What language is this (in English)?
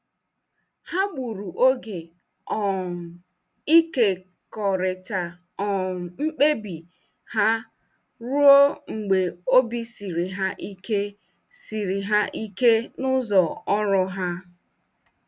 Igbo